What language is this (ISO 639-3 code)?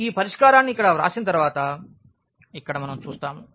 tel